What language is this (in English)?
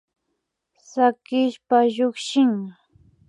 Imbabura Highland Quichua